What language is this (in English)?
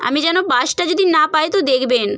Bangla